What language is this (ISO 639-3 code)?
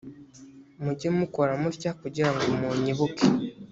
kin